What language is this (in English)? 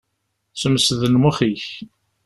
Kabyle